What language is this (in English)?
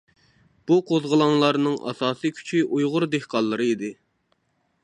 Uyghur